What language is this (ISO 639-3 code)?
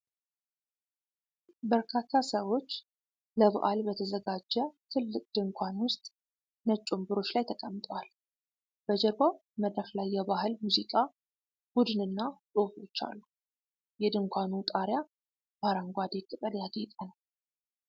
amh